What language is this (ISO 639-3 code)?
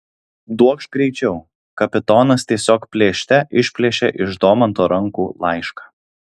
lit